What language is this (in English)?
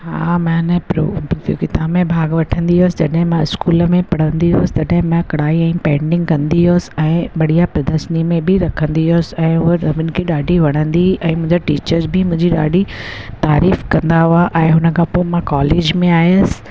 Sindhi